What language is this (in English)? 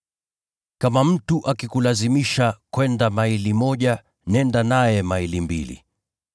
Swahili